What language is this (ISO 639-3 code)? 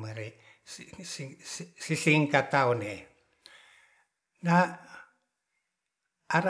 rth